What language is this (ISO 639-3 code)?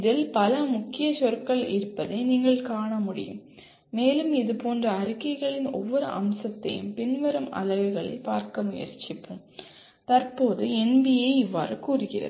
tam